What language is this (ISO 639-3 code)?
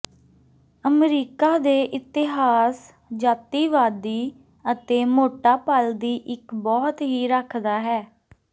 pan